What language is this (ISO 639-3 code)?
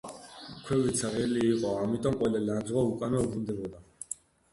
kat